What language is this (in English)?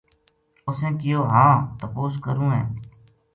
Gujari